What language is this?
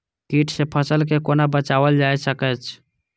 Maithili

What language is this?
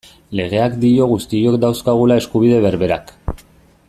Basque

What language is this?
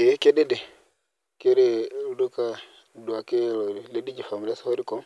Masai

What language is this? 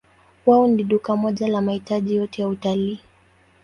Swahili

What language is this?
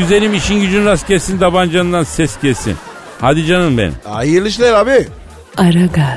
Turkish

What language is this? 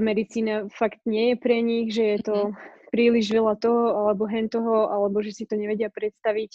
Slovak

